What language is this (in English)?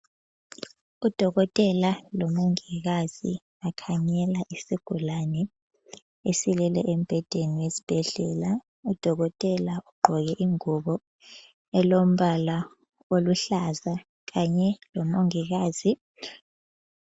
North Ndebele